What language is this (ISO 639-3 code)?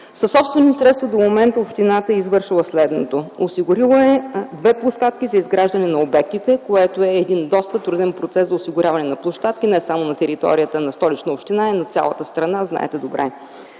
bul